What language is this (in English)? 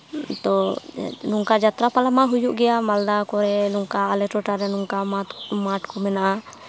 Santali